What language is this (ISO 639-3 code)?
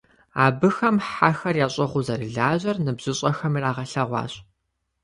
kbd